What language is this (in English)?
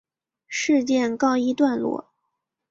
Chinese